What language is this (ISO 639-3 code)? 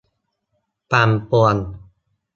tha